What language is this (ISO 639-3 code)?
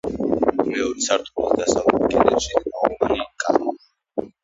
kat